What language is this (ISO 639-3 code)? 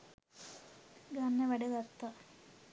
sin